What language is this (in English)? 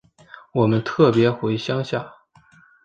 Chinese